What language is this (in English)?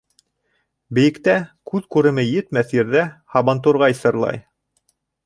Bashkir